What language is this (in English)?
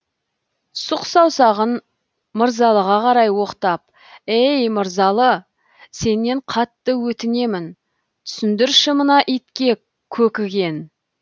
Kazakh